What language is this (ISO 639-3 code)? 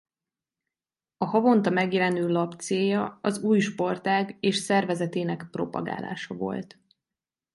hun